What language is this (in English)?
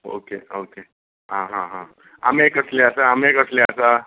Konkani